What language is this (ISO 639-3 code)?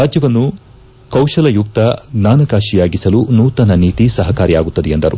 kan